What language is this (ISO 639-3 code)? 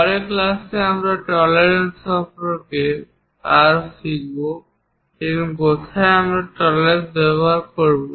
ben